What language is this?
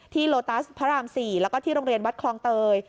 Thai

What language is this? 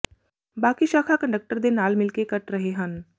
Punjabi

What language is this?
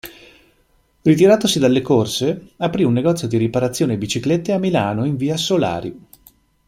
Italian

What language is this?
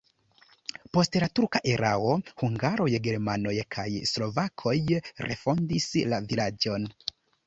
Esperanto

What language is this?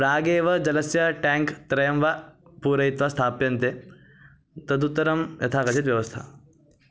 Sanskrit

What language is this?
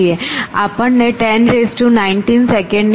Gujarati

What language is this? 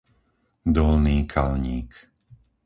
Slovak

